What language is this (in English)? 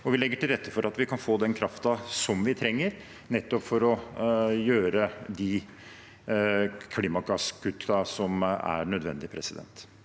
Norwegian